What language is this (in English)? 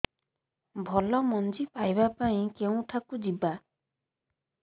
Odia